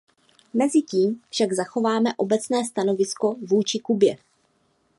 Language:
Czech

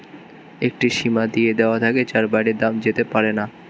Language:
Bangla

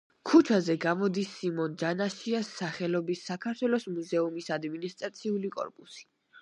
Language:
Georgian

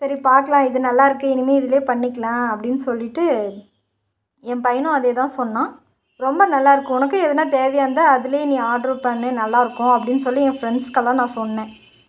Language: Tamil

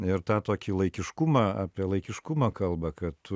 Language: Lithuanian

